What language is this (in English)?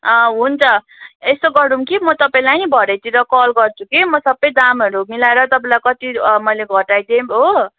Nepali